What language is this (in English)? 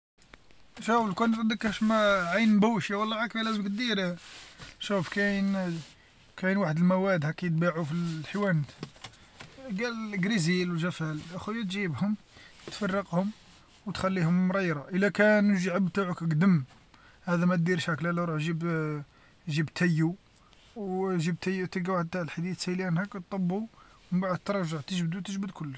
Algerian Arabic